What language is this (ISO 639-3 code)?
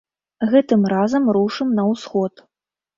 bel